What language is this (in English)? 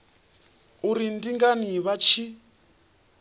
Venda